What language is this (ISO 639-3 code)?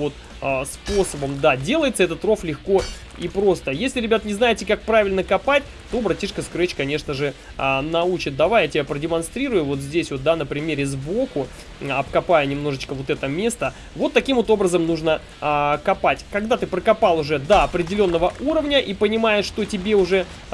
rus